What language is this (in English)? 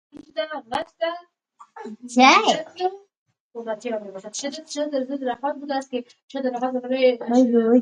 Persian